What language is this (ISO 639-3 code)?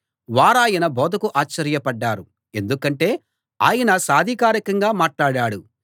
tel